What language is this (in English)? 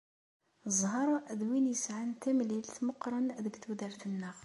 Kabyle